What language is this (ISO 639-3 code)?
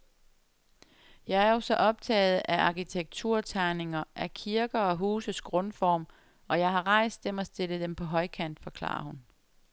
dan